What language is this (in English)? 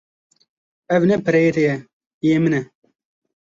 Kurdish